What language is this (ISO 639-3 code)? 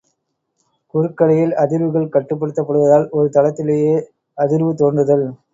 tam